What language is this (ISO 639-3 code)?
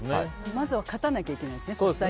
jpn